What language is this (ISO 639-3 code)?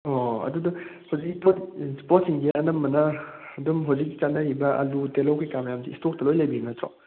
mni